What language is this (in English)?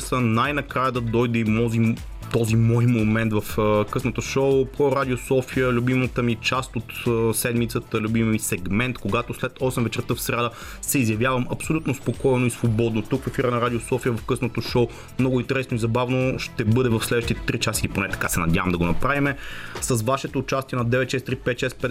Bulgarian